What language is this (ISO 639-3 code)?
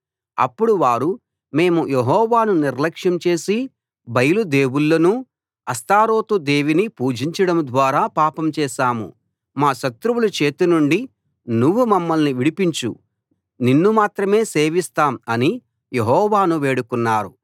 tel